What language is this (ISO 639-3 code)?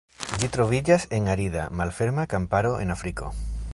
epo